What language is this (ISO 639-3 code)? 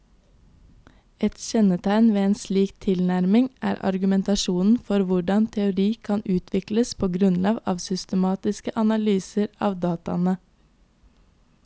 nor